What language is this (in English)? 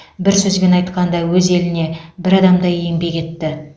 Kazakh